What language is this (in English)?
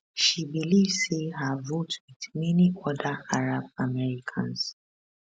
Nigerian Pidgin